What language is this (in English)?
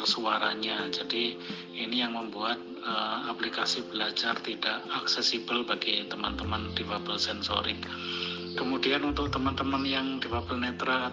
Indonesian